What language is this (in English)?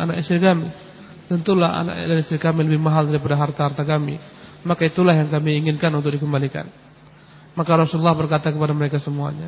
Indonesian